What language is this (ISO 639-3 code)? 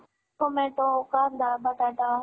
mar